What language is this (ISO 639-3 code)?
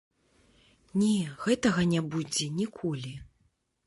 bel